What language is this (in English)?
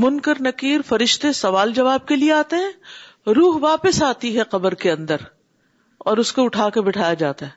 Urdu